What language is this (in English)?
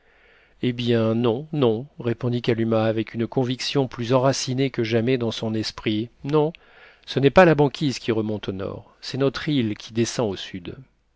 French